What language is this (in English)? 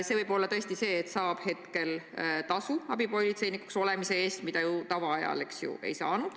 Estonian